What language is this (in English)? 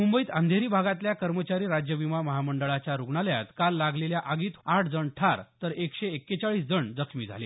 Marathi